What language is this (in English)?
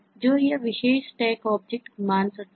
Hindi